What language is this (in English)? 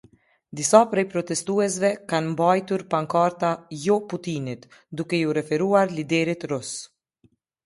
Albanian